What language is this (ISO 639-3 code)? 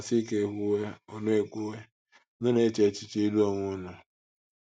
ibo